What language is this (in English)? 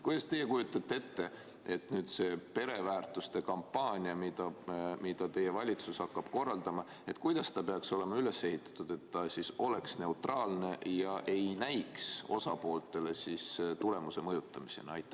Estonian